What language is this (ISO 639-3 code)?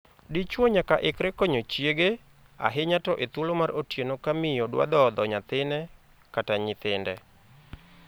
luo